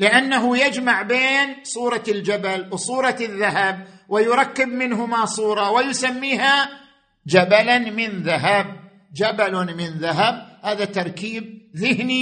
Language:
Arabic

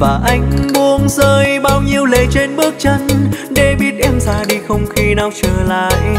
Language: Vietnamese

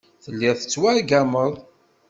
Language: Kabyle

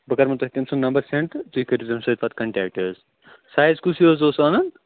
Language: Kashmiri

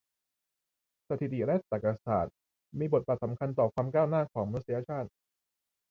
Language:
Thai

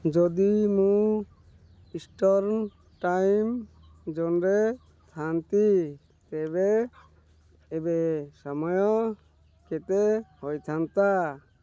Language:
Odia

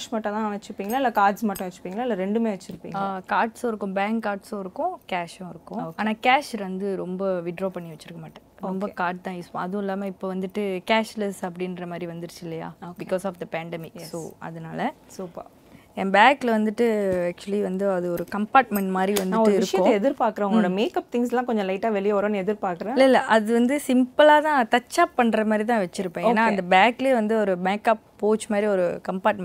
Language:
Tamil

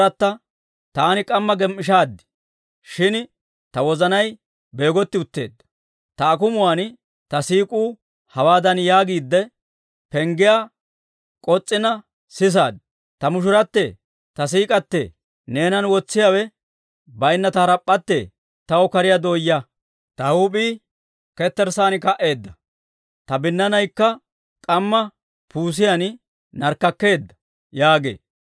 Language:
Dawro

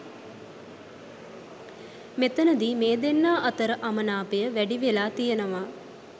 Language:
Sinhala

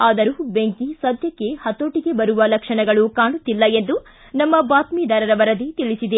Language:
Kannada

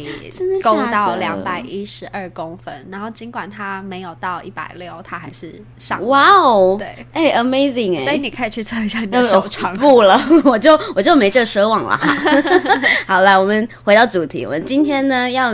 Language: Chinese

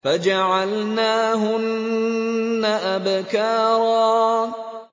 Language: Arabic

